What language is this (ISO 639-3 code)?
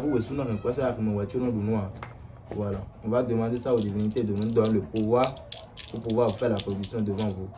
fra